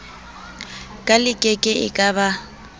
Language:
Southern Sotho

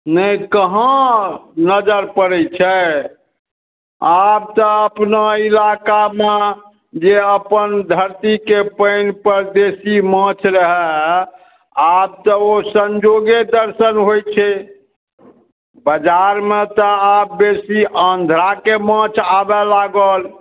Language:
Maithili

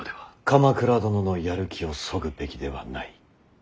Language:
Japanese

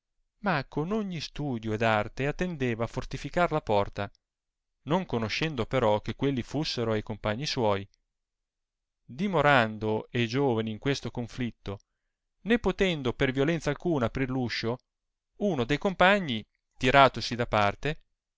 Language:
Italian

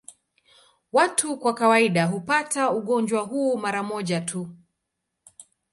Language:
Swahili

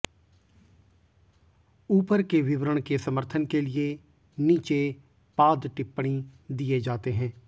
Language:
Hindi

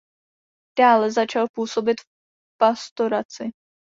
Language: Czech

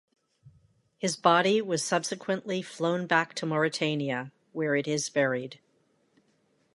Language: English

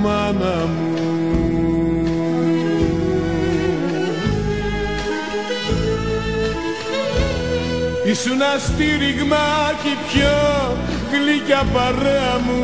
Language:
Greek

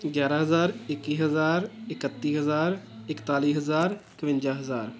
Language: Punjabi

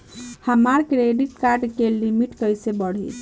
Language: Bhojpuri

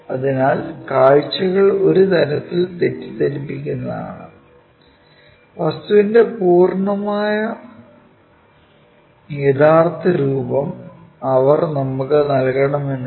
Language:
Malayalam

